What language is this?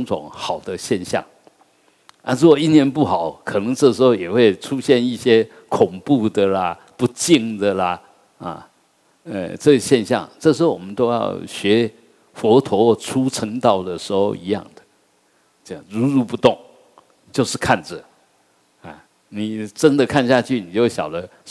Chinese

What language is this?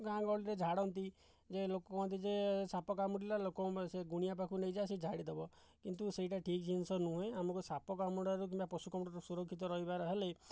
Odia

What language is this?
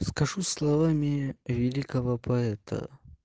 Russian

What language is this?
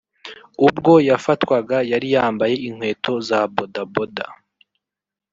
Kinyarwanda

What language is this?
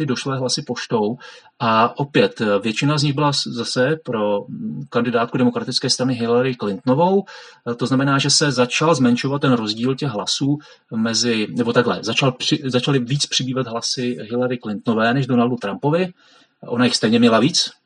Czech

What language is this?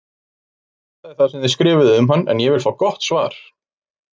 Icelandic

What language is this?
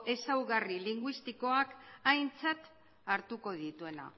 Basque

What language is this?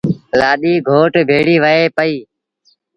Sindhi Bhil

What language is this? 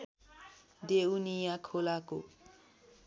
Nepali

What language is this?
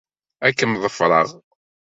Kabyle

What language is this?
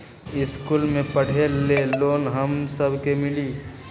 Magahi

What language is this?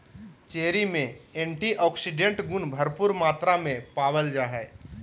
Magahi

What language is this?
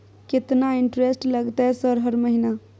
Maithili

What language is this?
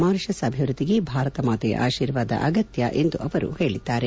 Kannada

